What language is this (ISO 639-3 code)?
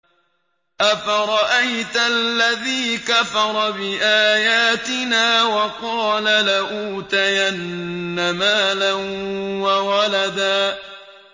ara